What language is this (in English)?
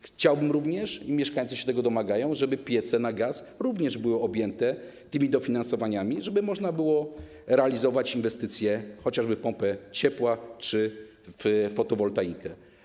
Polish